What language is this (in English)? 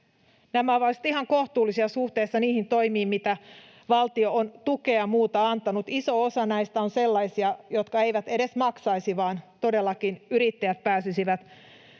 Finnish